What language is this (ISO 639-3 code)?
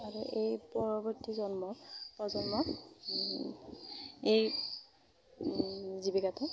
asm